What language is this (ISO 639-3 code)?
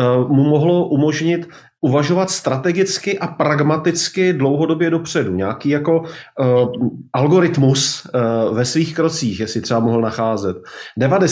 ces